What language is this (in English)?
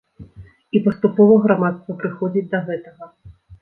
Belarusian